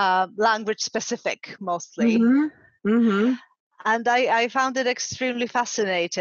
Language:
English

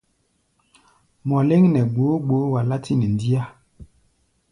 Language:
Gbaya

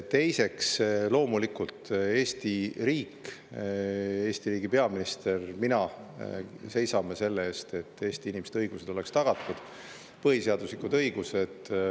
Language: Estonian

